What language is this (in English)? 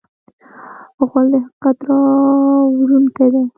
Pashto